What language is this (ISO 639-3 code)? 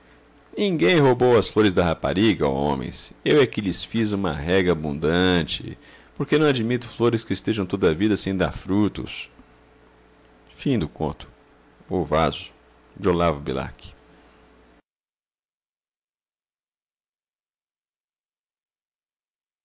por